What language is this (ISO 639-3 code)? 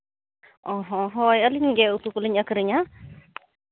sat